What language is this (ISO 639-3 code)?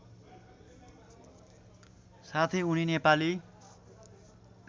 nep